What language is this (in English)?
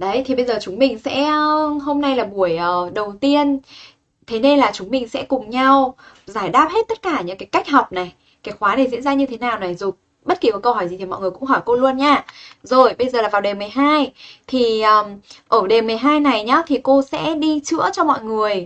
Vietnamese